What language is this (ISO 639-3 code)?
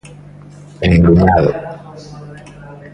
glg